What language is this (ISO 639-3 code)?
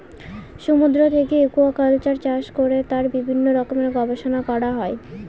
ben